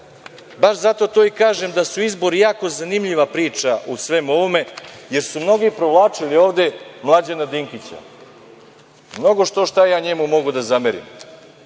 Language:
Serbian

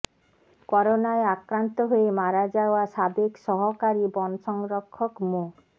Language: Bangla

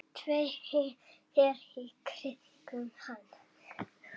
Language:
Icelandic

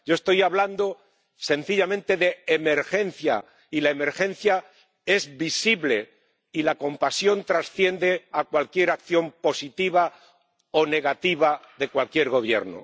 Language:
Spanish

